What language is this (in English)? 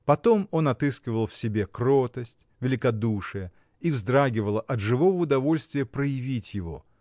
Russian